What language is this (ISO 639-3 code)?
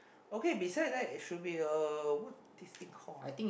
eng